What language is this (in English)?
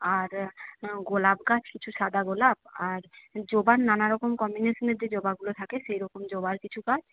Bangla